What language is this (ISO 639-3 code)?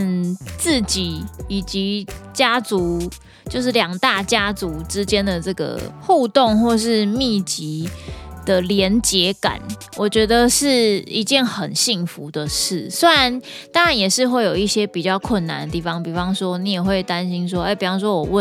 zho